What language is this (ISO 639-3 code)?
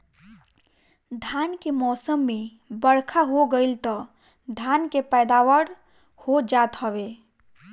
bho